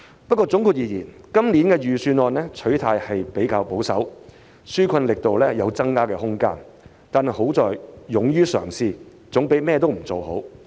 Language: Cantonese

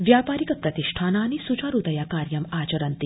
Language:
Sanskrit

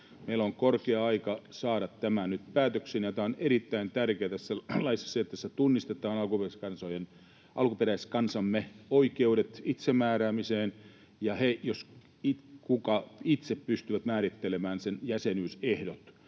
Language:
Finnish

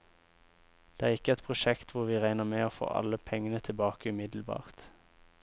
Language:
Norwegian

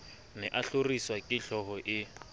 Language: Southern Sotho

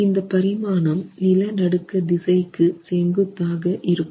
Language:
Tamil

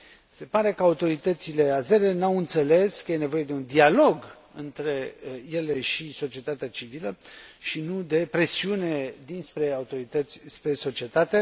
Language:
Romanian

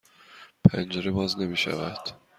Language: Persian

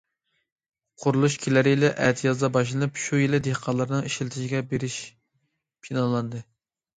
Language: Uyghur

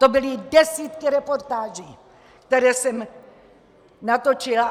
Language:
Czech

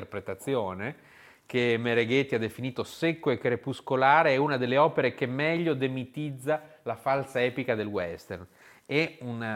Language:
Italian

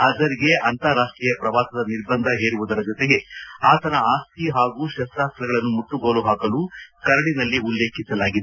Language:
Kannada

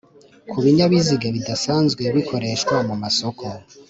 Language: Kinyarwanda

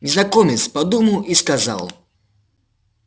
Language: Russian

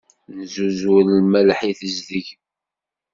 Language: Kabyle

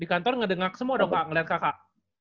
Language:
Indonesian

